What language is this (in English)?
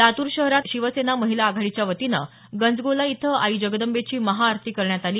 Marathi